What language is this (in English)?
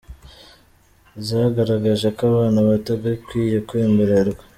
Kinyarwanda